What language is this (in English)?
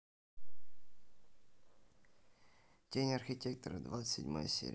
Russian